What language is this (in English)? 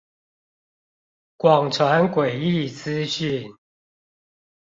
Chinese